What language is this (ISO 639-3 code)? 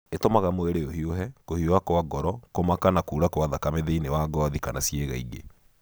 kik